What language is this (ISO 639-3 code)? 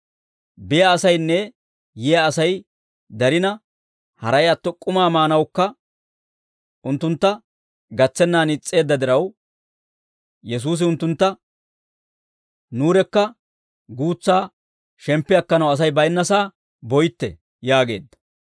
dwr